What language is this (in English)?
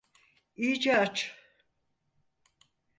Turkish